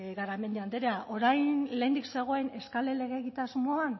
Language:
Basque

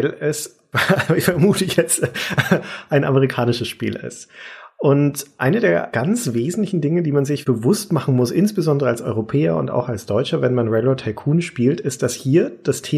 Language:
German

